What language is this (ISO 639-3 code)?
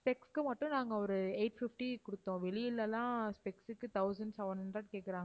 tam